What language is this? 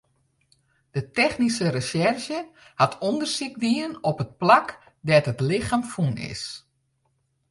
Western Frisian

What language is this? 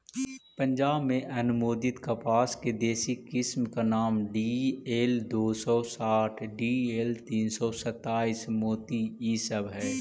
Magahi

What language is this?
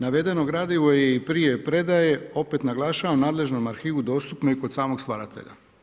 Croatian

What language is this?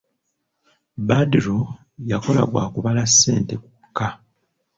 Ganda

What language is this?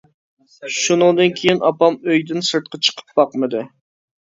Uyghur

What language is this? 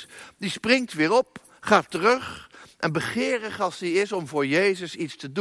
Dutch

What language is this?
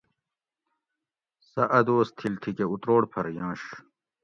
Gawri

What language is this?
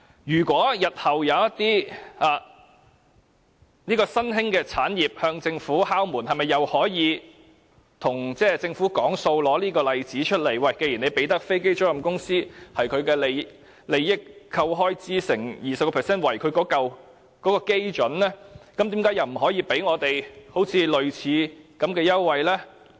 Cantonese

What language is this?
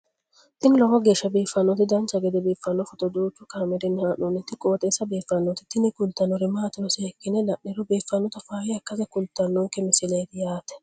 Sidamo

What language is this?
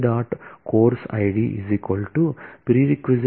Telugu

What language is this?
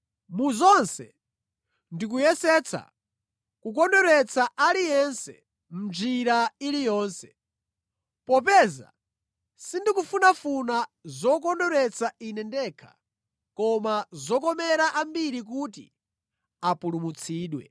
Nyanja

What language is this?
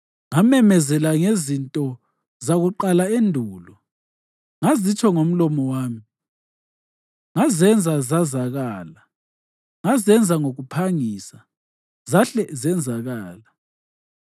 North Ndebele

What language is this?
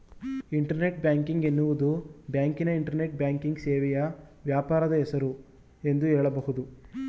Kannada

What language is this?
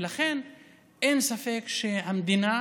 Hebrew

